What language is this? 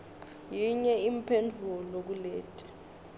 Swati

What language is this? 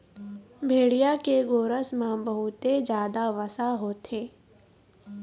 Chhattisgarhi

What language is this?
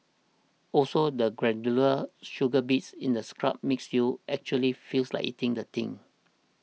English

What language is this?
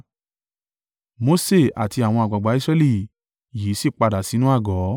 Yoruba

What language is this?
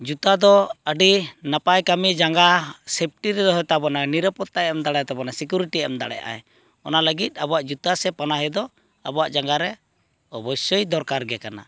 Santali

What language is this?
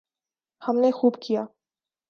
Urdu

